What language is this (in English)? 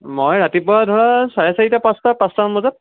Assamese